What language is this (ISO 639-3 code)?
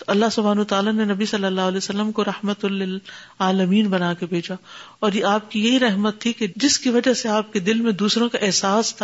urd